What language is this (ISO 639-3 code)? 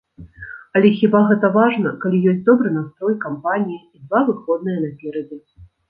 bel